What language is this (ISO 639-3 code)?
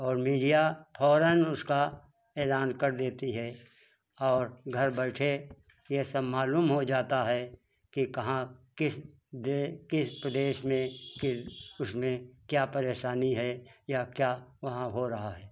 hin